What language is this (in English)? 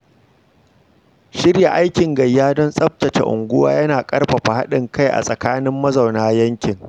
Hausa